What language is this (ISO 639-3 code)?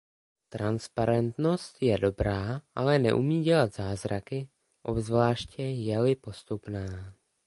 ces